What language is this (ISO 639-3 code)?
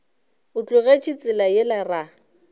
nso